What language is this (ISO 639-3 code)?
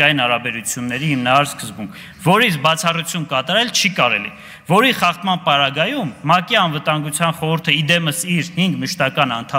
tur